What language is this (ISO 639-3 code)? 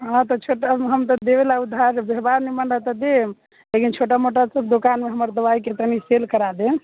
mai